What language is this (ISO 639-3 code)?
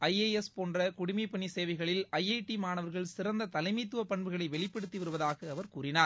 tam